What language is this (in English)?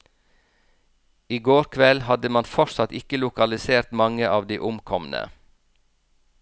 Norwegian